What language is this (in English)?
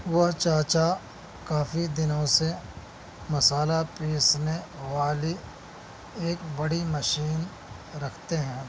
Urdu